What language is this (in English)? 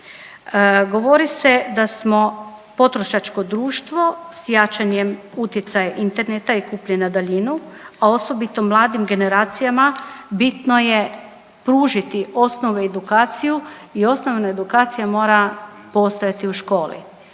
Croatian